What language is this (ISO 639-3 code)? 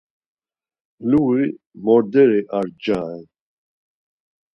lzz